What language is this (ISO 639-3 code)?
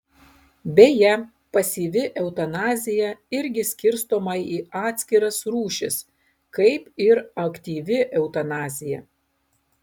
lit